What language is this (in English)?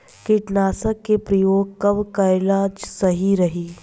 Bhojpuri